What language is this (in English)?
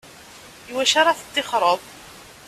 Kabyle